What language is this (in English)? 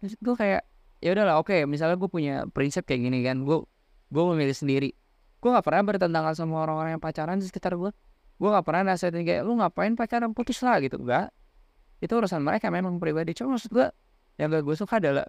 Indonesian